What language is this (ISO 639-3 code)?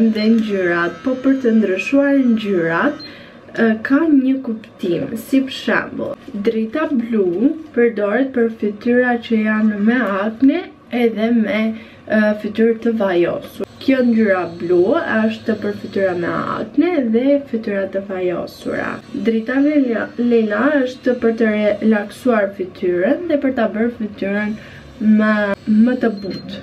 ron